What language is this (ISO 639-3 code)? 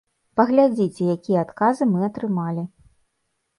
bel